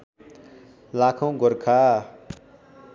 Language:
Nepali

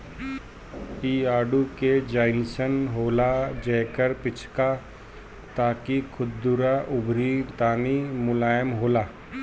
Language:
Bhojpuri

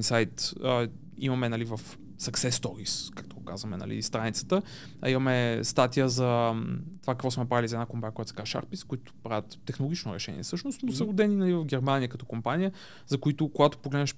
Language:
Bulgarian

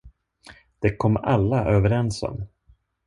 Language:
Swedish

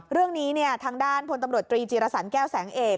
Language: Thai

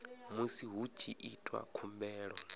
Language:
Venda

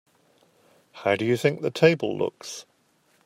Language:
English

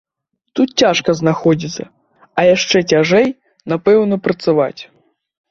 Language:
Belarusian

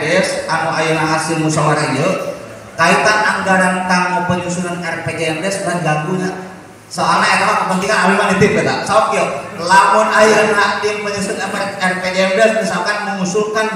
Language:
Indonesian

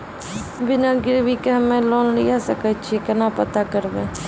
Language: Maithili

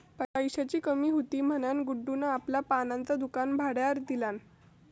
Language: Marathi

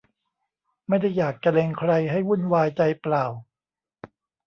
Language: Thai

